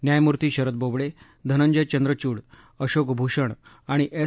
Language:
Marathi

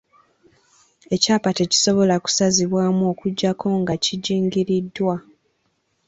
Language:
Ganda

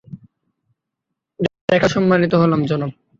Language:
Bangla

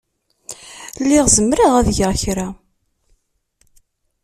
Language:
Kabyle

